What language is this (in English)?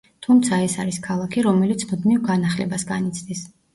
Georgian